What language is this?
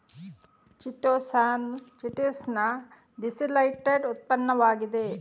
Kannada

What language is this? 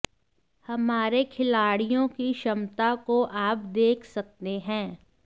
Hindi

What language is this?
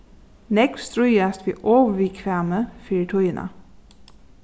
Faroese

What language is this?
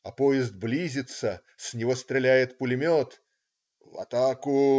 Russian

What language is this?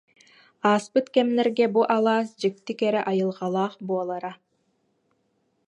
Yakut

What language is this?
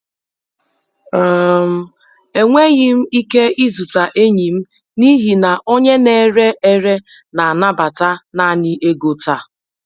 Igbo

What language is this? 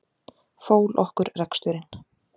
Icelandic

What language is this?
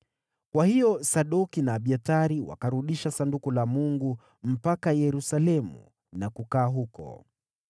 Swahili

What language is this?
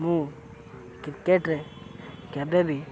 Odia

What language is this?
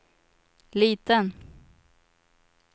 Swedish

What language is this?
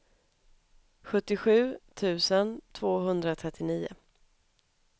Swedish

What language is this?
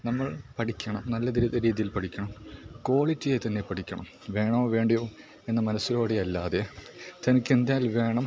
Malayalam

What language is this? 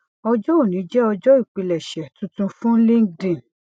Yoruba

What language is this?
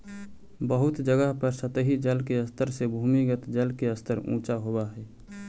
Magahi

